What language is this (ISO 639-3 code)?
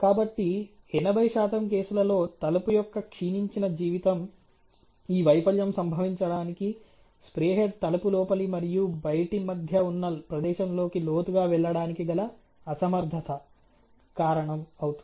tel